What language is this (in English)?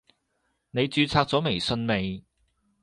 Cantonese